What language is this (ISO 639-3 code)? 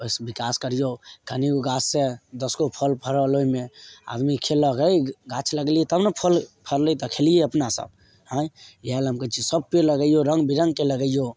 mai